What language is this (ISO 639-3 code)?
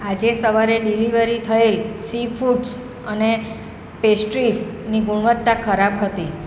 guj